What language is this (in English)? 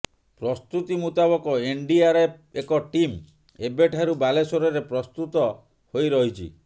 Odia